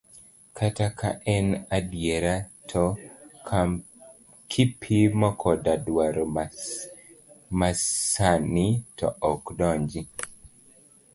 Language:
Luo (Kenya and Tanzania)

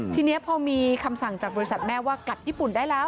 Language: Thai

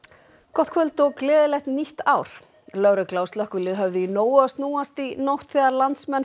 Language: Icelandic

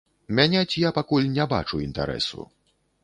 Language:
Belarusian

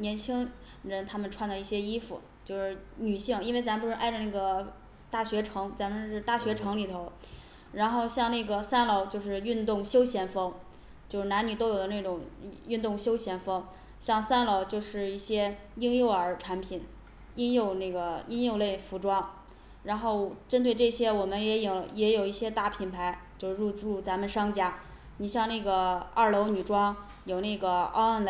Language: Chinese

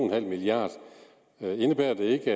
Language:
Danish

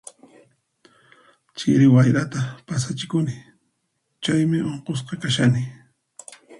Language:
Puno Quechua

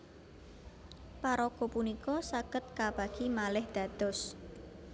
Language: Javanese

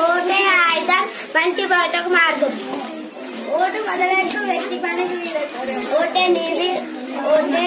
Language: Hindi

